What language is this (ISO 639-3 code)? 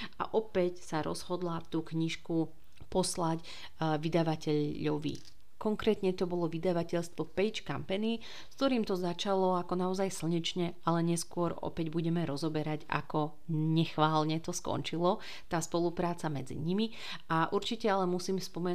slk